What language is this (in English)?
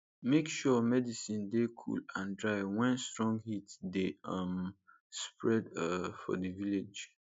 Nigerian Pidgin